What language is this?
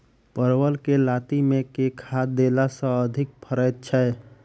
Maithili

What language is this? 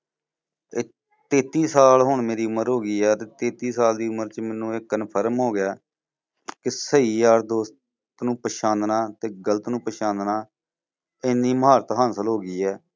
Punjabi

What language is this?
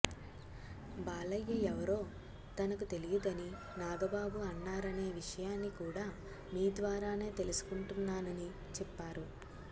Telugu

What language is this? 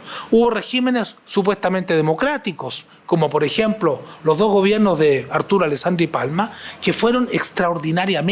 Spanish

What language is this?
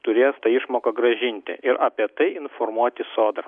Lithuanian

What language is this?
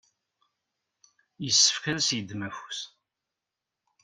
Kabyle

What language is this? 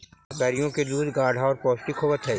Magahi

